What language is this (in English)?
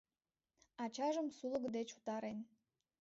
Mari